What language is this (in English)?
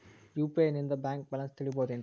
Kannada